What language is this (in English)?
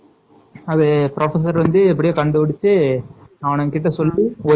Tamil